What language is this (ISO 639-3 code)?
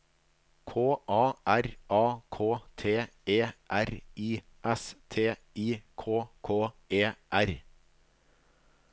nor